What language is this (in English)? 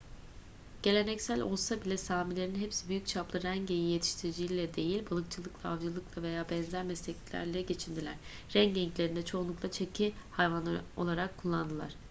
Turkish